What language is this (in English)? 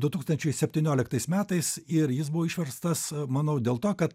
Lithuanian